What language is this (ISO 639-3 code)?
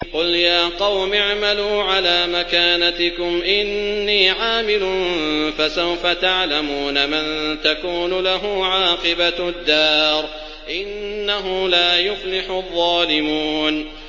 ara